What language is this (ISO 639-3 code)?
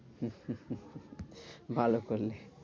ben